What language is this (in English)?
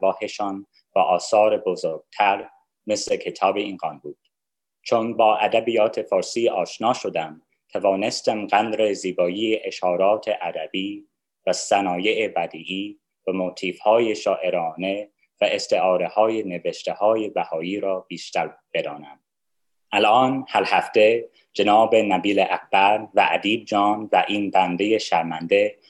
Persian